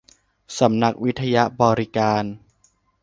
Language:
Thai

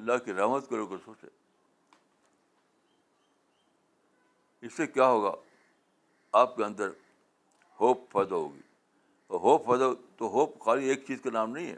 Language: Urdu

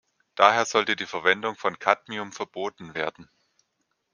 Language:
German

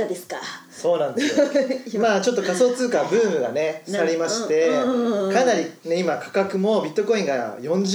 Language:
Japanese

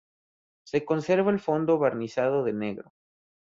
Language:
Spanish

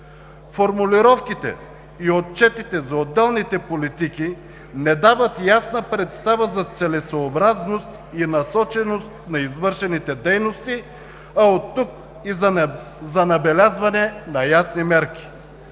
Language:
Bulgarian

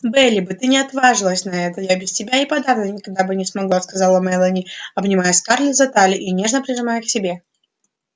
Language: Russian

